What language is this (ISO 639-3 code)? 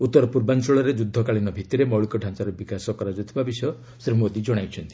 ori